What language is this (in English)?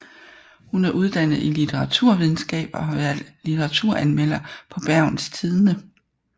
Danish